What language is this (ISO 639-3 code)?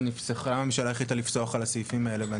heb